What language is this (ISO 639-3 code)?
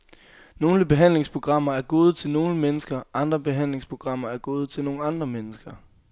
dan